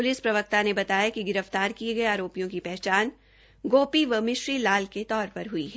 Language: Hindi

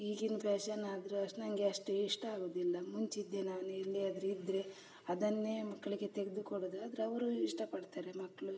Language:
Kannada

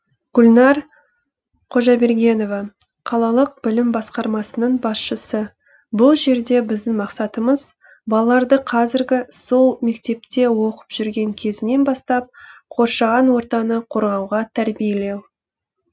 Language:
Kazakh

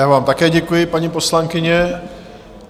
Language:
Czech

